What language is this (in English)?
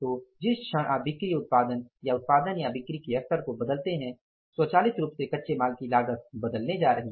Hindi